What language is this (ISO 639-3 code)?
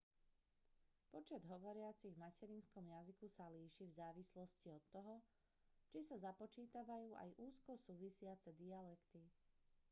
slk